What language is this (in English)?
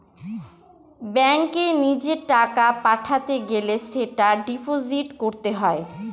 Bangla